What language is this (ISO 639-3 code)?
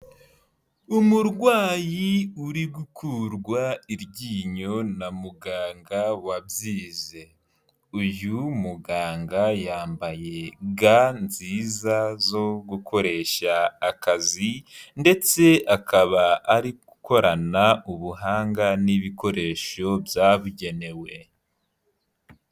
kin